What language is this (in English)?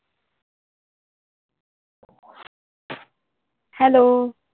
Punjabi